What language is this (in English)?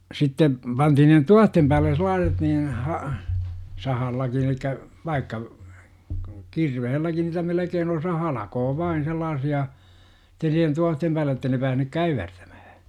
Finnish